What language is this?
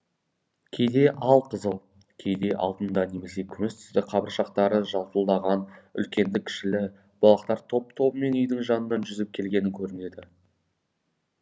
Kazakh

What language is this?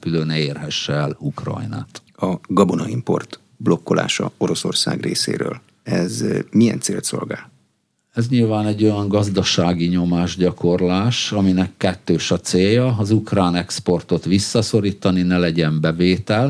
Hungarian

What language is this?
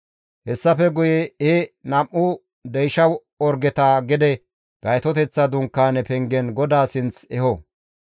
Gamo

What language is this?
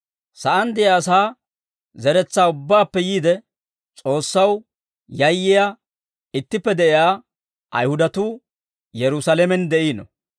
Dawro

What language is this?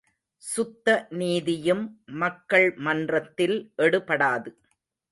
Tamil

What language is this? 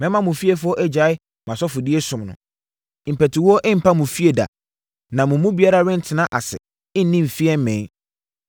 Akan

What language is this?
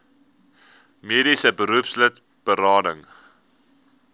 Afrikaans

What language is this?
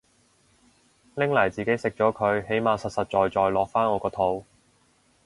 Cantonese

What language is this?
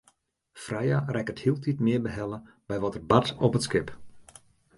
Western Frisian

